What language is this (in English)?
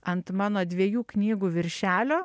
Lithuanian